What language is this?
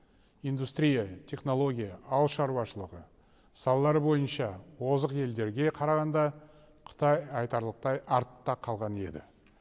Kazakh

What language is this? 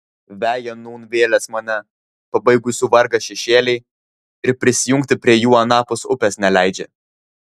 Lithuanian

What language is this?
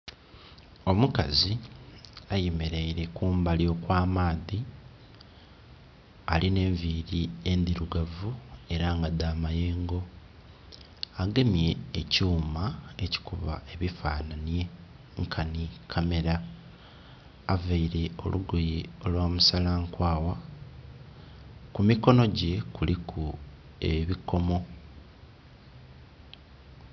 Soga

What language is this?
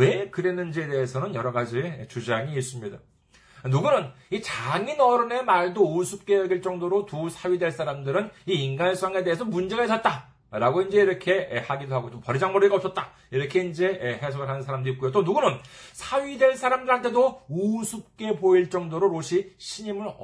Korean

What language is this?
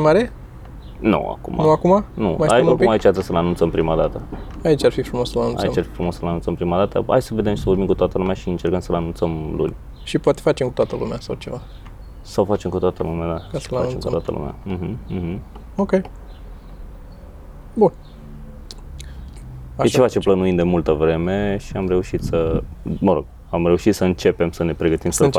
Romanian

